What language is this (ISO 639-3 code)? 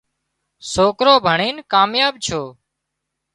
kxp